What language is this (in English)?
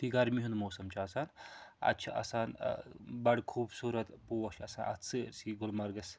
Kashmiri